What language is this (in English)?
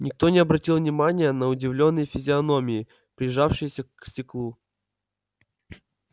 Russian